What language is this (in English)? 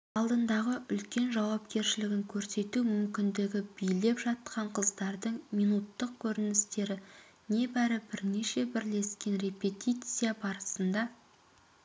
Kazakh